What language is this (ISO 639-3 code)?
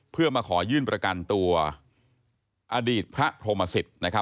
tha